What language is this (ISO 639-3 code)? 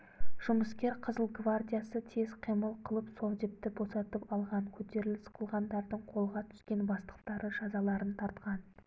kaz